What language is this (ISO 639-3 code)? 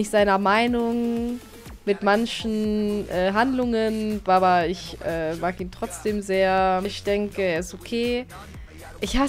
deu